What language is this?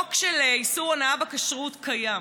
Hebrew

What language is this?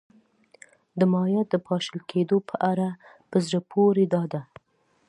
Pashto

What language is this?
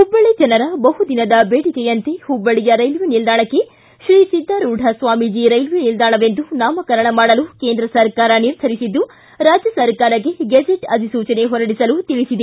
Kannada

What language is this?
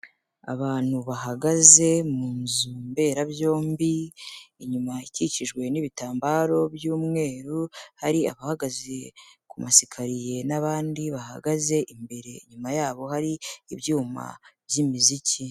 Kinyarwanda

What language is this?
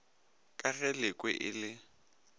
Northern Sotho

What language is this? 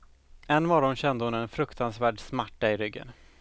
Swedish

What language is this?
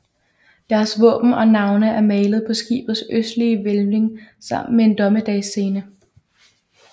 Danish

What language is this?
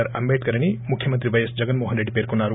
Telugu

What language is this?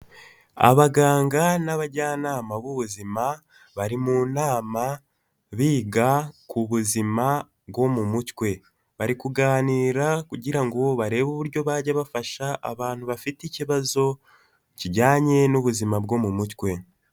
Kinyarwanda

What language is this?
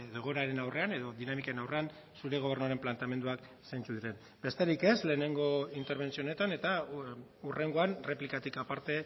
Basque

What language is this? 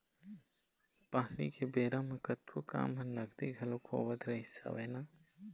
Chhattisgarhi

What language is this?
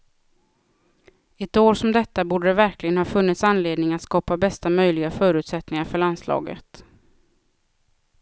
Swedish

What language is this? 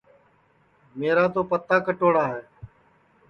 Sansi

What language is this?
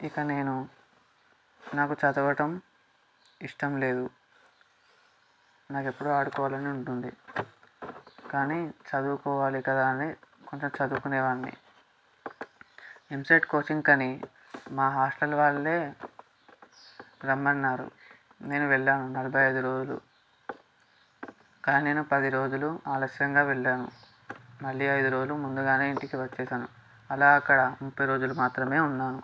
Telugu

